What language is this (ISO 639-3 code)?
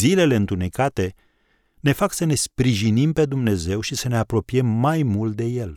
ron